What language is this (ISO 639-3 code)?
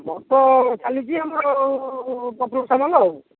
ori